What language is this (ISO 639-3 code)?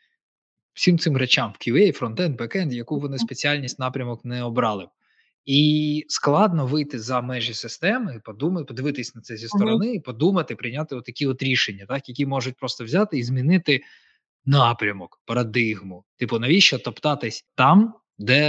ukr